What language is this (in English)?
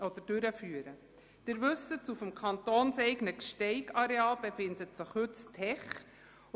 Swiss German